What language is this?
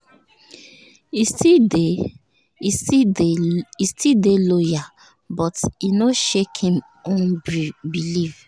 Nigerian Pidgin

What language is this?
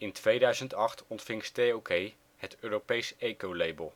Dutch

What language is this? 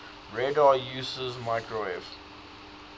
English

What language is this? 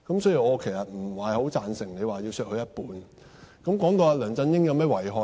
Cantonese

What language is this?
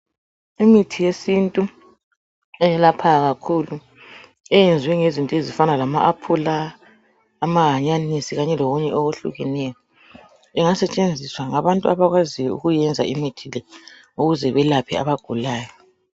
North Ndebele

